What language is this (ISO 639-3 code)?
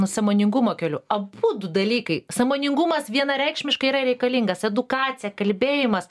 lit